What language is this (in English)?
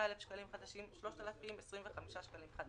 Hebrew